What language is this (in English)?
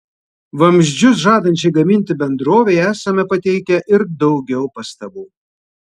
Lithuanian